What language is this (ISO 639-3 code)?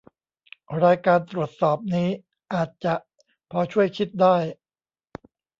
tha